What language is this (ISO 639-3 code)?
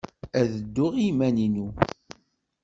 kab